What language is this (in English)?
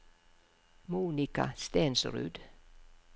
Norwegian